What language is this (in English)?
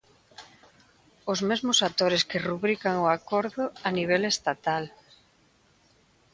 Galician